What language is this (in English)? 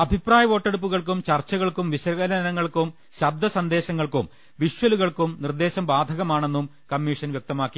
Malayalam